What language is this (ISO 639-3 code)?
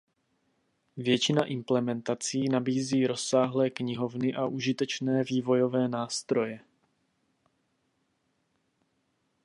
ces